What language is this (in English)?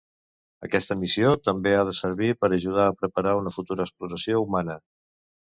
Catalan